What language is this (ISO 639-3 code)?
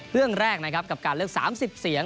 tha